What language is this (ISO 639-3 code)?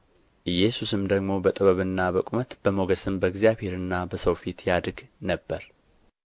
amh